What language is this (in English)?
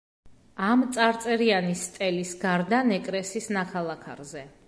Georgian